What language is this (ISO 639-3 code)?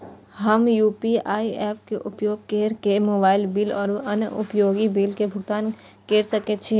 mai